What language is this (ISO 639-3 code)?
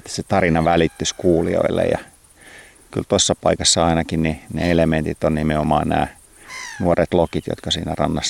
fin